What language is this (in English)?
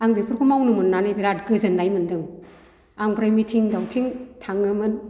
Bodo